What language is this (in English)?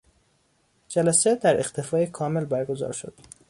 Persian